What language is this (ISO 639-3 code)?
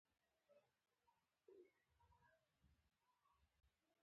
pus